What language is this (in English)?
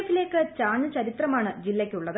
Malayalam